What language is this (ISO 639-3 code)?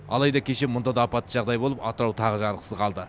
kaz